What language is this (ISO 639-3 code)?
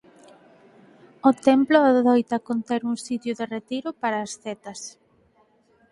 glg